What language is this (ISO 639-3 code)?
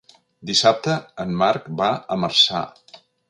cat